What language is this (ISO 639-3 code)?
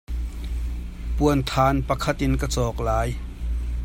cnh